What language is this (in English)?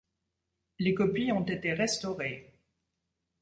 French